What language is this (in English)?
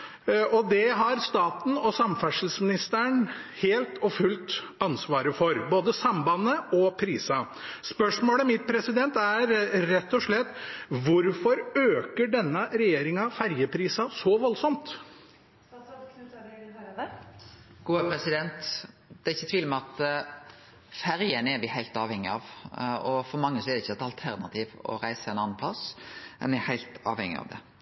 Norwegian